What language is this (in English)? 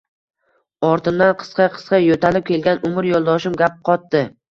Uzbek